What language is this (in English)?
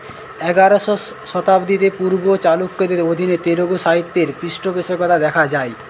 Bangla